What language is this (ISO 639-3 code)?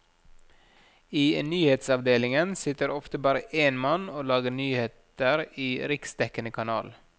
nor